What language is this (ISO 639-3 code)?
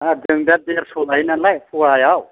brx